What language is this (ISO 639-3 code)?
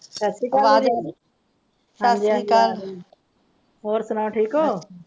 pan